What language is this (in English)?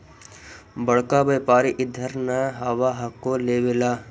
Magahi